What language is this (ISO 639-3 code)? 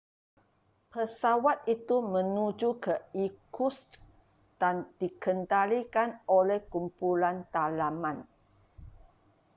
msa